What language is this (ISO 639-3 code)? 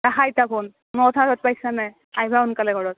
asm